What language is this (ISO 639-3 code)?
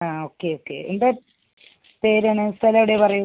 mal